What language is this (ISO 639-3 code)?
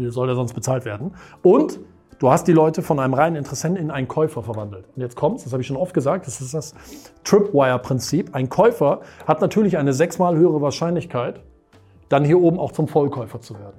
deu